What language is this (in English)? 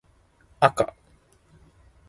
Japanese